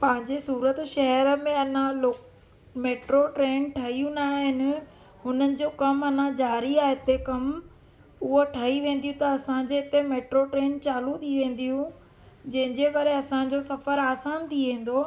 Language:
Sindhi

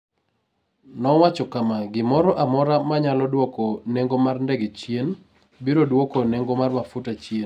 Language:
Luo (Kenya and Tanzania)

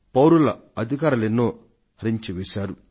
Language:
Telugu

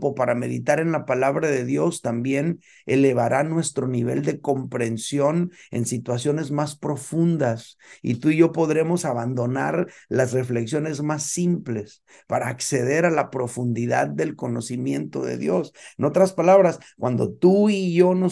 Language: Spanish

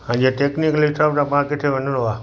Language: Sindhi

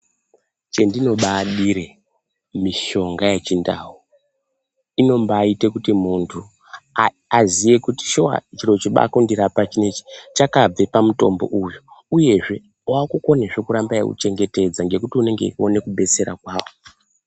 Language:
Ndau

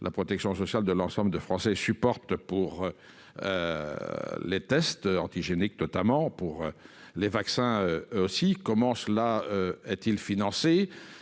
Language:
French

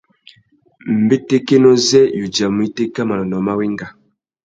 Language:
Tuki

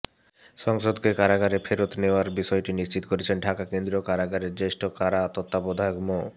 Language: Bangla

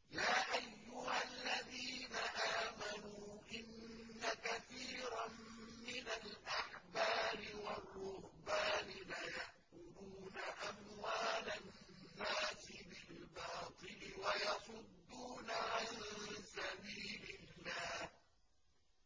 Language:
Arabic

